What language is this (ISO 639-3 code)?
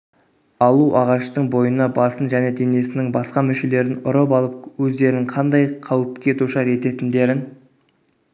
kaz